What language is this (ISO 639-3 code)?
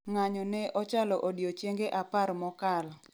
luo